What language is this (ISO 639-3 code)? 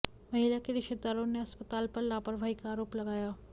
hin